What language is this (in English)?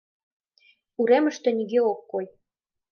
Mari